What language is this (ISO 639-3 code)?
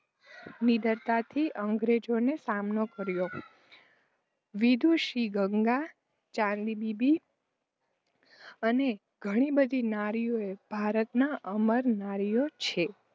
guj